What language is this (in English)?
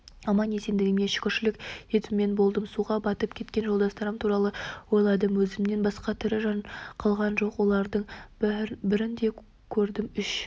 Kazakh